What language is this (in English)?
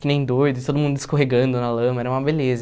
Portuguese